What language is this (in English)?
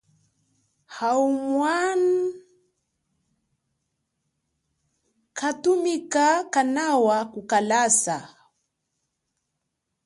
Chokwe